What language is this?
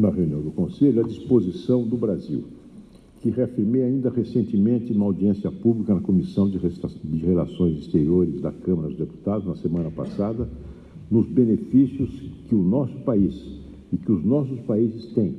Portuguese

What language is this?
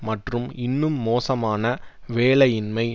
Tamil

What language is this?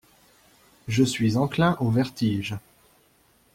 French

